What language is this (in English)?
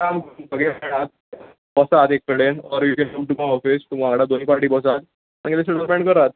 Konkani